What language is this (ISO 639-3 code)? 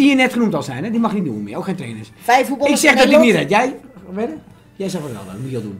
nld